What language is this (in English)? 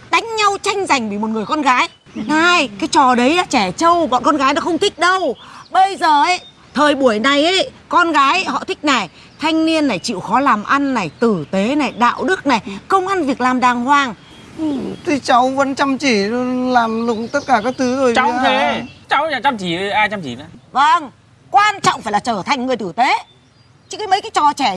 Vietnamese